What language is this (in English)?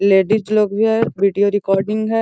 Magahi